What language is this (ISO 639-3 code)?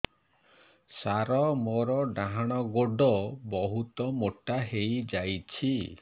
ori